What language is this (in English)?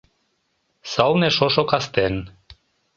Mari